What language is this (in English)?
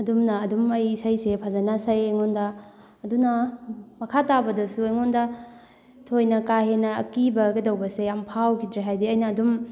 Manipuri